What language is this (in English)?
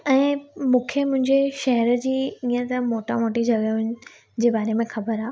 Sindhi